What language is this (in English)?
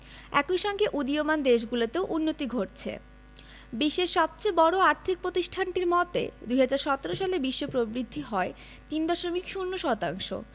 Bangla